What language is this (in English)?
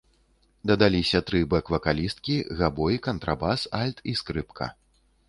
Belarusian